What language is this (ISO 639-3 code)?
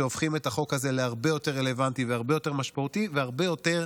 heb